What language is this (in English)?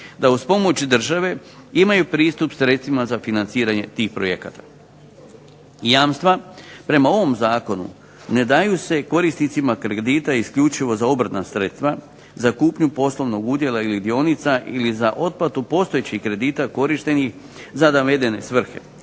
Croatian